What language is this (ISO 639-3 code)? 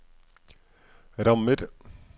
nor